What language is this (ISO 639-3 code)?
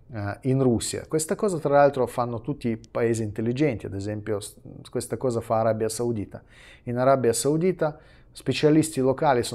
ita